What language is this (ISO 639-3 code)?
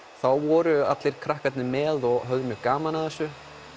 isl